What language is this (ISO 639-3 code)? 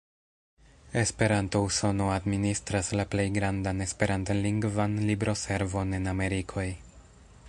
epo